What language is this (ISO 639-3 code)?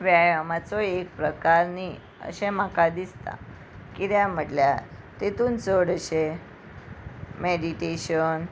kok